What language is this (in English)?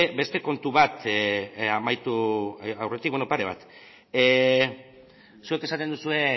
Basque